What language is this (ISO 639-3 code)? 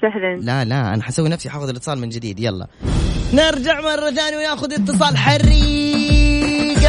ara